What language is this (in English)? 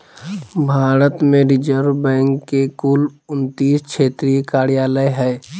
Magahi